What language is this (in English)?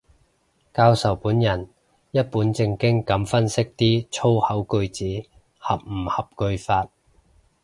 Cantonese